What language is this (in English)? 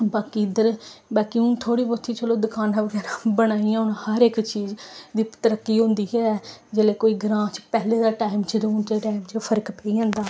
Dogri